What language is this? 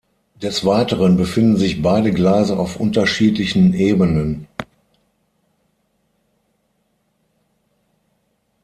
German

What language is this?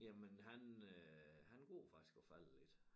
Danish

